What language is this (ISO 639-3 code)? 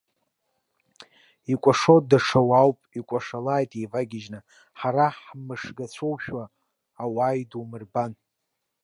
abk